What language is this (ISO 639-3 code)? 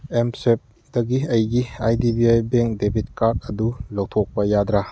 mni